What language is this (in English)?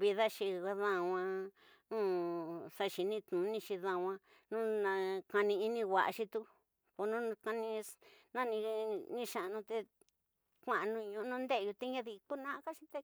Tidaá Mixtec